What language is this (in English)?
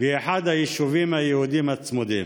Hebrew